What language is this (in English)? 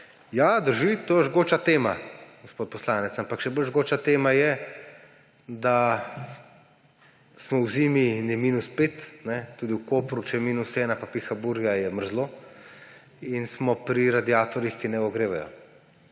Slovenian